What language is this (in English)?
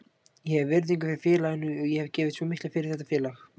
Icelandic